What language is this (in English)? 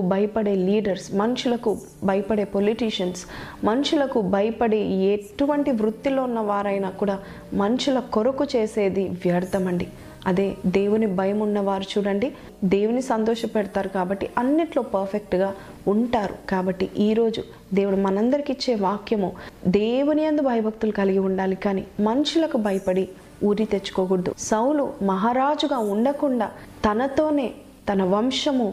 Telugu